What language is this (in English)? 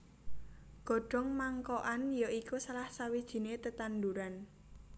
Javanese